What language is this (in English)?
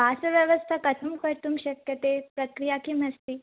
Sanskrit